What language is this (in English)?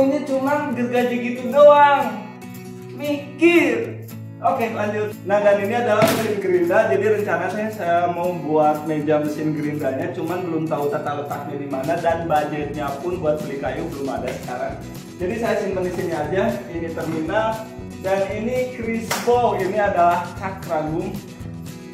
Indonesian